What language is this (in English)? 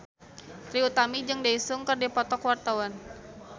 Sundanese